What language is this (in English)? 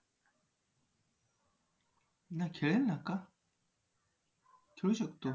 Marathi